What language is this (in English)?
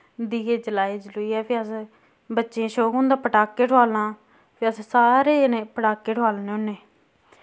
Dogri